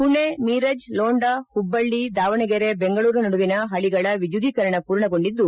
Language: Kannada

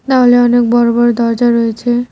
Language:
Bangla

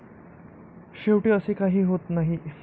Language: Marathi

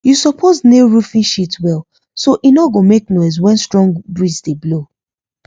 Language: Nigerian Pidgin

